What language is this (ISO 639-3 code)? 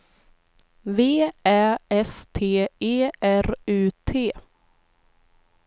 swe